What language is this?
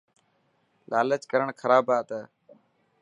Dhatki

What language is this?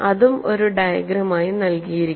Malayalam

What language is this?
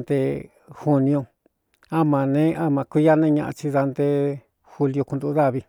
Cuyamecalco Mixtec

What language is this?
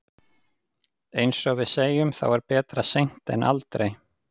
Icelandic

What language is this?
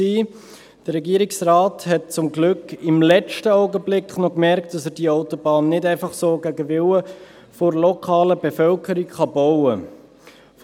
Swiss German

